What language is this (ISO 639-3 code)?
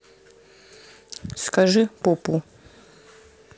rus